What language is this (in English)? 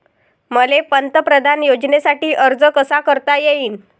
Marathi